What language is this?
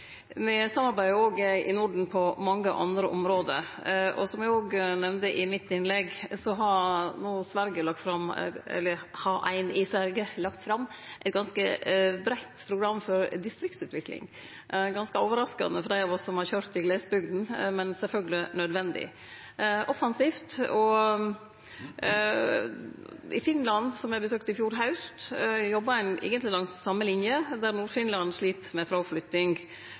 Norwegian Nynorsk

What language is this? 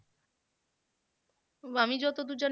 Bangla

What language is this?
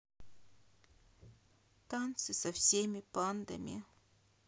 Russian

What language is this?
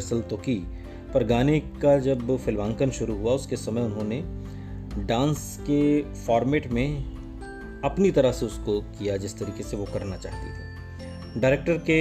Hindi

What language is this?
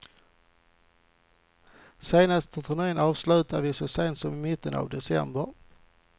Swedish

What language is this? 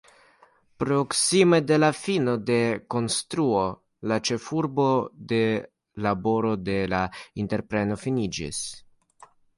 Esperanto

